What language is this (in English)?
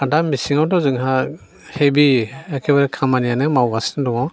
Bodo